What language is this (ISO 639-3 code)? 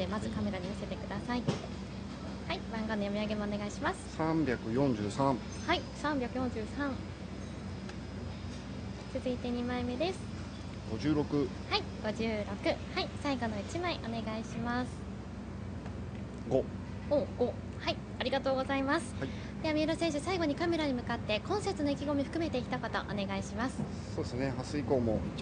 jpn